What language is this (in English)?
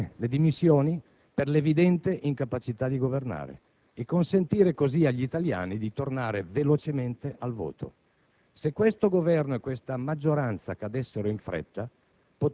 Italian